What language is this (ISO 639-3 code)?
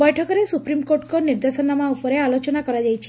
ori